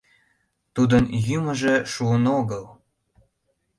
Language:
Mari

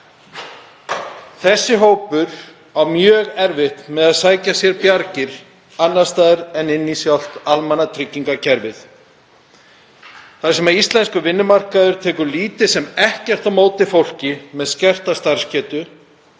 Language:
Icelandic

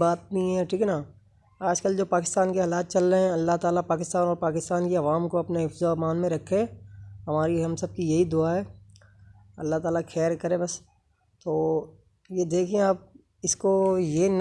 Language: Hindi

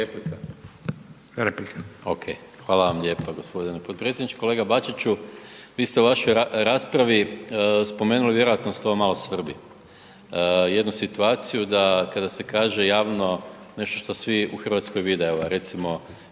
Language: Croatian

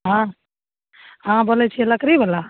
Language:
Maithili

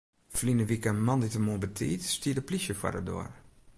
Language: Western Frisian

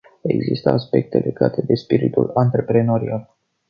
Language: Romanian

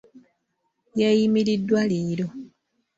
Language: Ganda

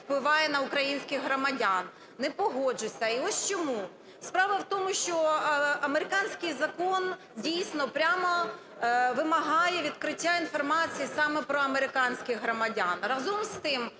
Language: Ukrainian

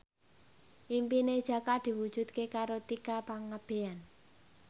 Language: Javanese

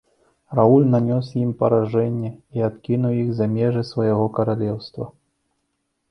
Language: Belarusian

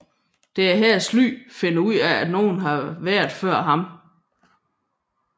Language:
Danish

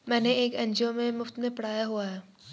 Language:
Hindi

